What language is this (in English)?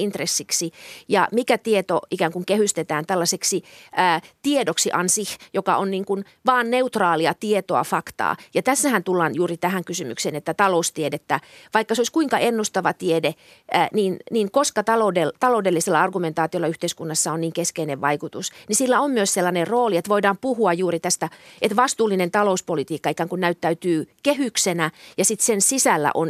Finnish